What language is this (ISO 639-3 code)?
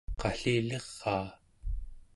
esu